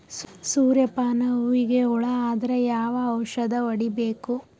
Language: Kannada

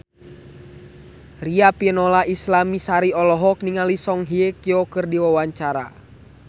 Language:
Sundanese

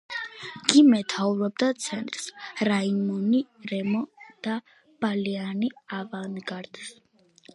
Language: Georgian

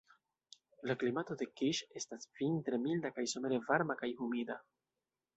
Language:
Esperanto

